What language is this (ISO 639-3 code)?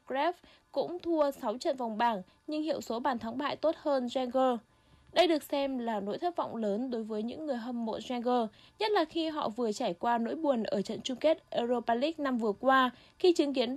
vie